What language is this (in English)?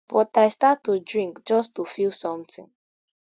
Nigerian Pidgin